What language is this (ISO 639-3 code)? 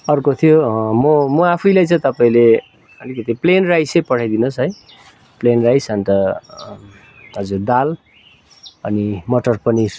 nep